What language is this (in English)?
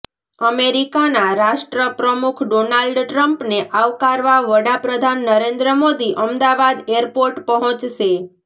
Gujarati